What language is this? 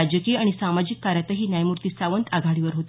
Marathi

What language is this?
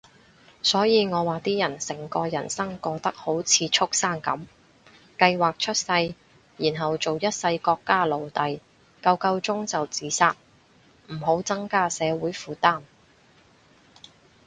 Cantonese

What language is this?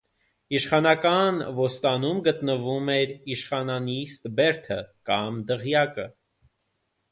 Armenian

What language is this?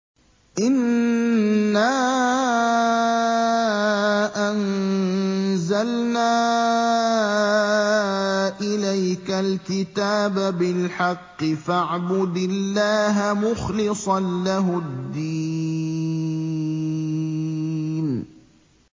Arabic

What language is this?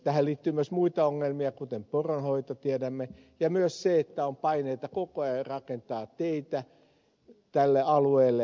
Finnish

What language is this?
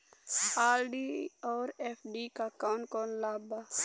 Bhojpuri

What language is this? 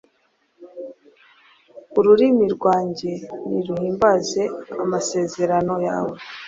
Kinyarwanda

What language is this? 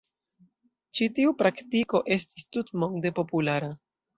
Esperanto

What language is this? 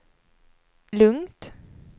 Swedish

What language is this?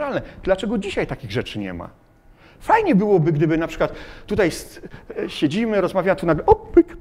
Polish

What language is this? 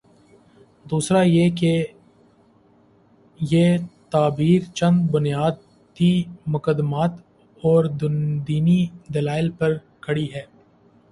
Urdu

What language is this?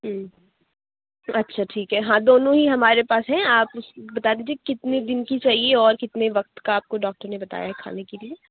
Urdu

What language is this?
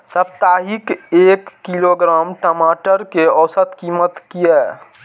Maithili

